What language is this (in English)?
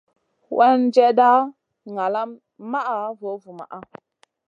Masana